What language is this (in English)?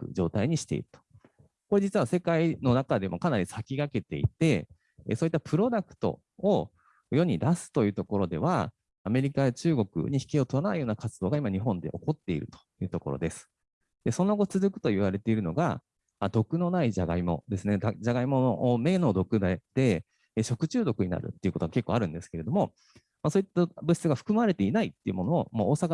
Japanese